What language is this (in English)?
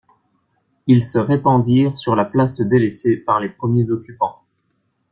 French